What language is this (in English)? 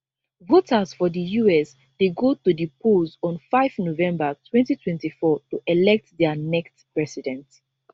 Nigerian Pidgin